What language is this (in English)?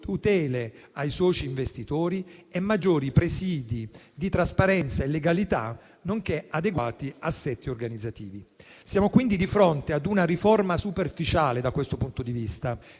Italian